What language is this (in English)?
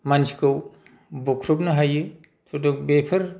Bodo